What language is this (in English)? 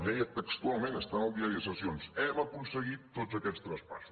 Catalan